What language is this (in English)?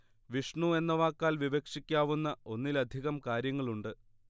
Malayalam